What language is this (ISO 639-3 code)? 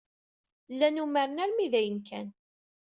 kab